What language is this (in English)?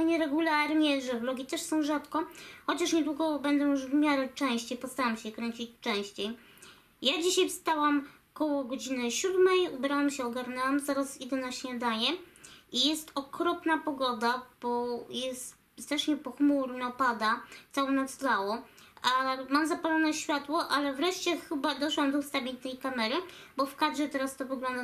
Polish